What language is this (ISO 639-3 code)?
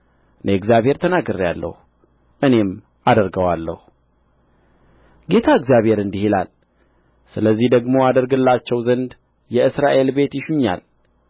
amh